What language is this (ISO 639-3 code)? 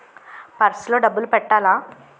tel